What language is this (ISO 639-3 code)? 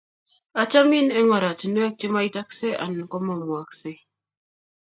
kln